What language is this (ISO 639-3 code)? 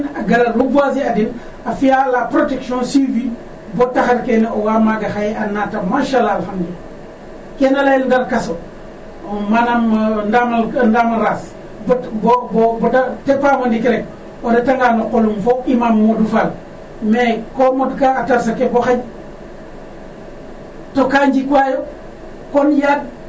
srr